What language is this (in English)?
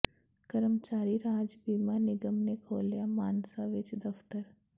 Punjabi